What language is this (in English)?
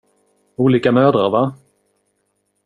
Swedish